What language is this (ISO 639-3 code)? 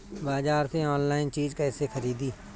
bho